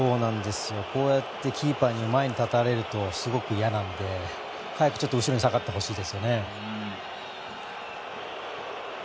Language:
Japanese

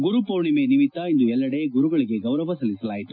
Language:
Kannada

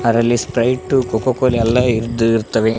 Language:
Kannada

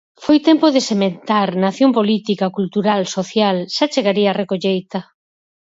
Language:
Galician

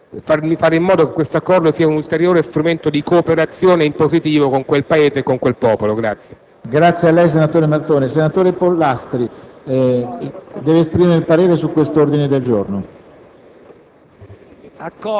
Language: Italian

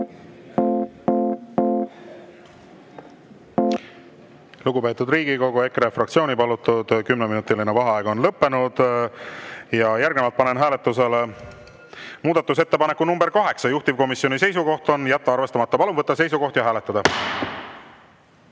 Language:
Estonian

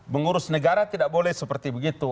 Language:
Indonesian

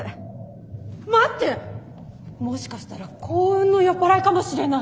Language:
Japanese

